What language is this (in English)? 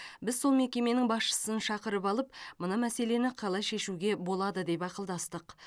Kazakh